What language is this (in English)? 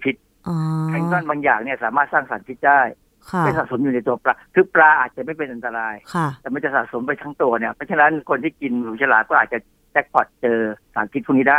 Thai